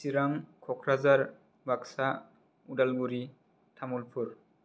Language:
Bodo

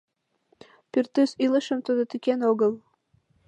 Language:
Mari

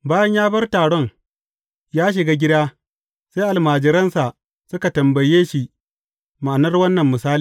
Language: Hausa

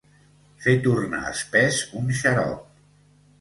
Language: Catalan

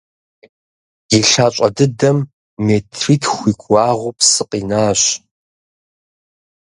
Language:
Kabardian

